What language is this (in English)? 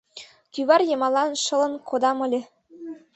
Mari